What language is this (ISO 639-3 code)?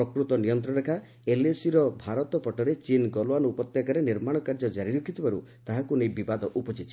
ori